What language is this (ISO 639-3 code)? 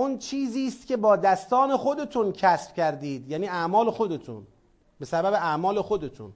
fas